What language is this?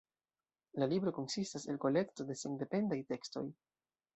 Esperanto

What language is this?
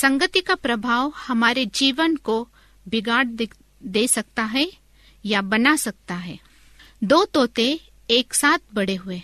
Hindi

